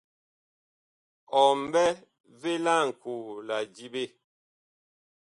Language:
Bakoko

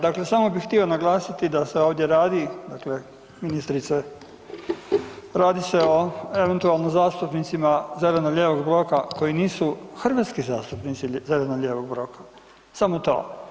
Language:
Croatian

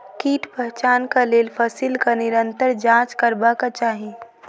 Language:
Maithili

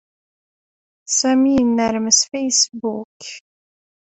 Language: Kabyle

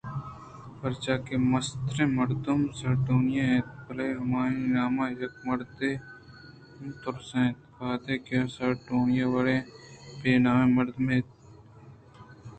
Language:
Eastern Balochi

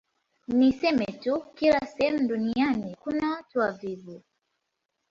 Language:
Swahili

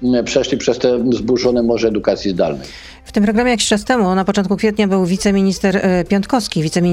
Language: Polish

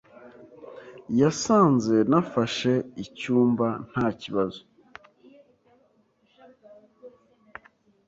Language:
Kinyarwanda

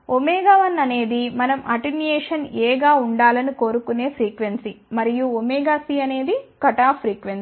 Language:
Telugu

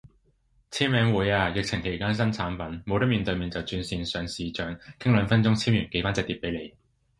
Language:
Cantonese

